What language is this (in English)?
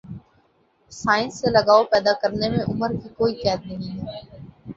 Urdu